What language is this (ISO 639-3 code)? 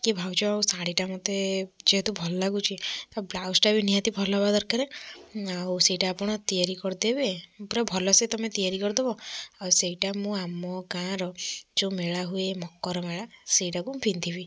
ori